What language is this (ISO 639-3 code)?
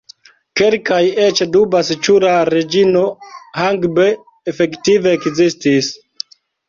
epo